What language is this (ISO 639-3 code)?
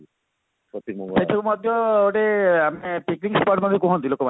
ori